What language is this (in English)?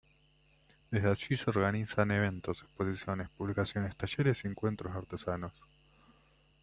Spanish